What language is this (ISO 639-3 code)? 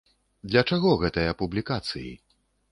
bel